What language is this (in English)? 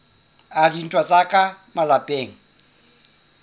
Southern Sotho